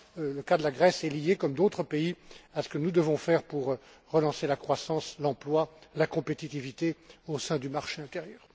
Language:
French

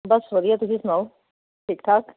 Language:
Punjabi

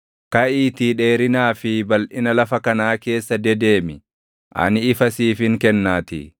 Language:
Oromo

